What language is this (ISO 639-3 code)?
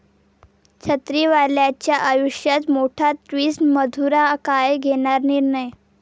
mar